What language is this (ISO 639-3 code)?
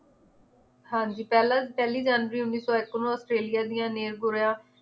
pan